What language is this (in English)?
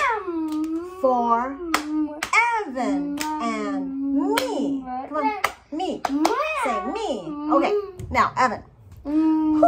English